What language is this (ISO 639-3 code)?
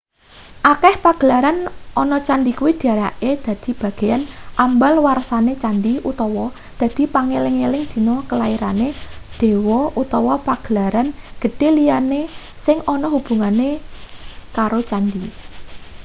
jav